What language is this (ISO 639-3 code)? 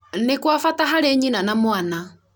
kik